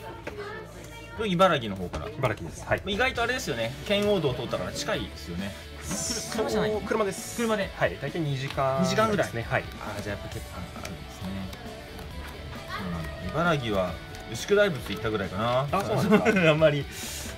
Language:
Japanese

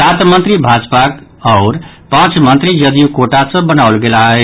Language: Maithili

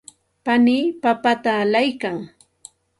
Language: Santa Ana de Tusi Pasco Quechua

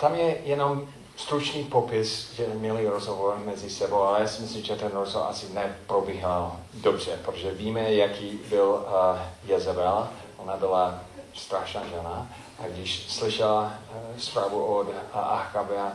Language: Czech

